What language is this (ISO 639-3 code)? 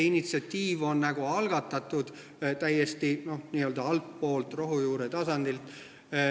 est